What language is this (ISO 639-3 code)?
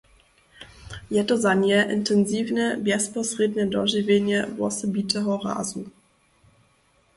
hsb